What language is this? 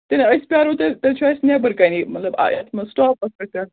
Kashmiri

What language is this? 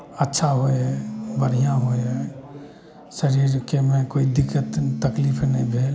Maithili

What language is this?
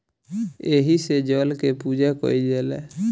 Bhojpuri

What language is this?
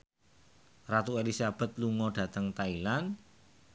Javanese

